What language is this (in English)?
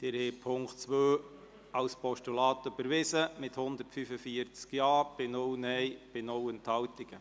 Swiss German